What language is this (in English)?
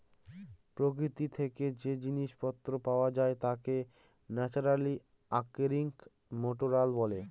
Bangla